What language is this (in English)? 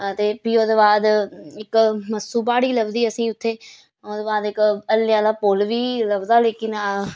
Dogri